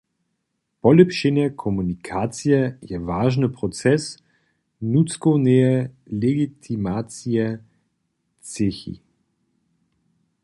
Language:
Upper Sorbian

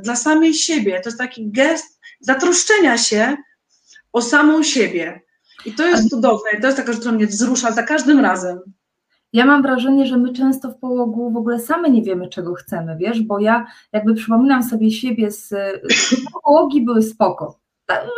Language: Polish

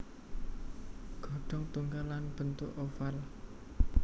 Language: Javanese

